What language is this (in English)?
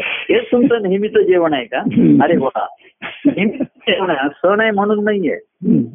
Marathi